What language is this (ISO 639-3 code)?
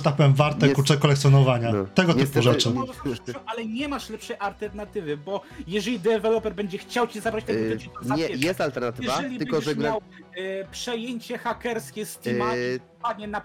pol